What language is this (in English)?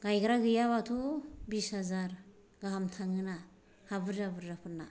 Bodo